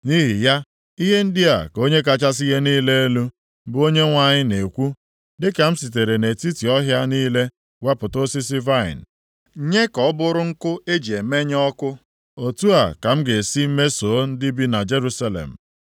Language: Igbo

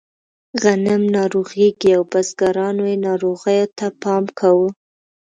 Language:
Pashto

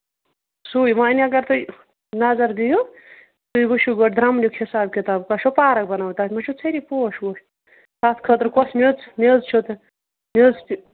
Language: Kashmiri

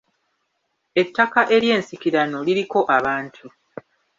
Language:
Ganda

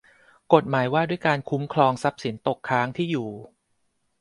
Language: Thai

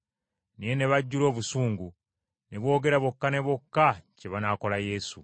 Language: Ganda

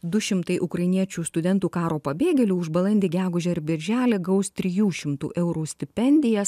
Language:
Lithuanian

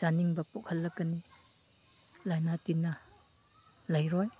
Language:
Manipuri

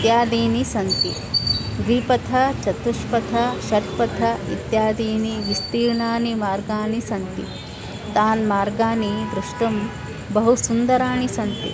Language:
Sanskrit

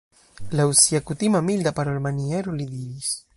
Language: Esperanto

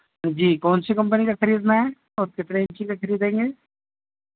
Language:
Urdu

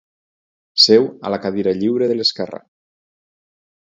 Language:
Catalan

